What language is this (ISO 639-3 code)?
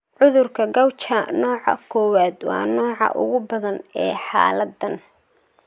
som